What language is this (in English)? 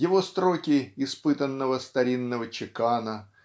Russian